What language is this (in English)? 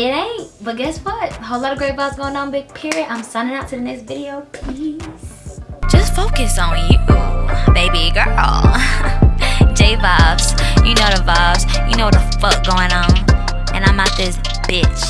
English